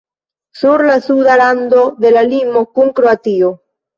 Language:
Esperanto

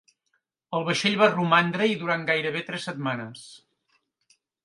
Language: Catalan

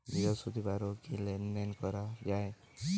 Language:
Bangla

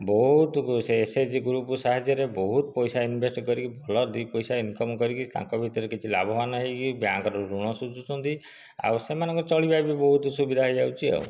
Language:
Odia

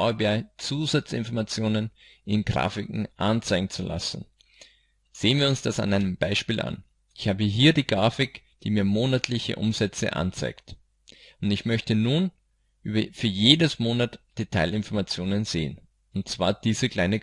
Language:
German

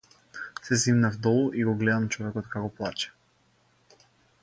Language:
Macedonian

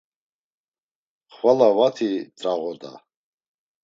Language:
Laz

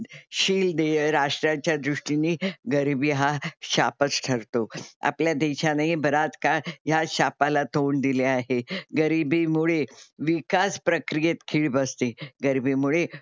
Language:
Marathi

